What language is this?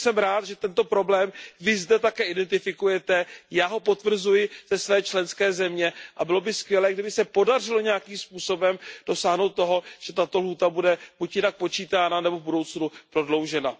Czech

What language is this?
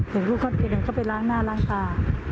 Thai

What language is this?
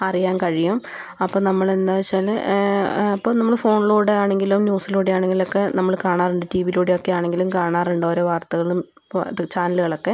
Malayalam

